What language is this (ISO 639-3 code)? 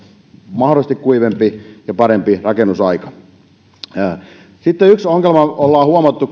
fin